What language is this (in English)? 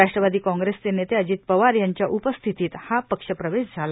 Marathi